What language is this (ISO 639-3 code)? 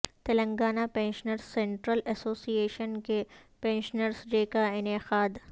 urd